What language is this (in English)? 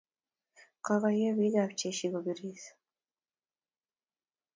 Kalenjin